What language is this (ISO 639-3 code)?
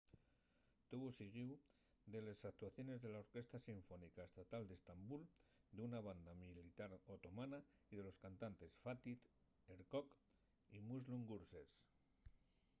ast